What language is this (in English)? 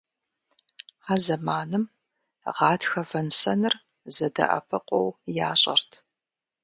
Kabardian